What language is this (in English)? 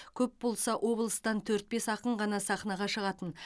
Kazakh